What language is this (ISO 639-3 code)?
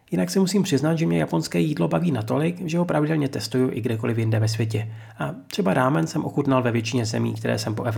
ces